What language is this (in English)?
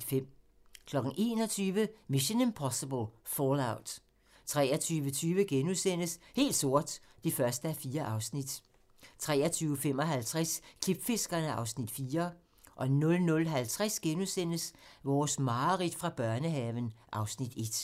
Danish